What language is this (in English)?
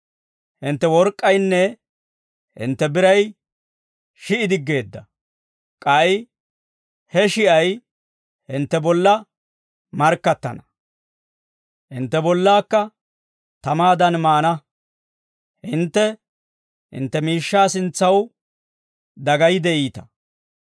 Dawro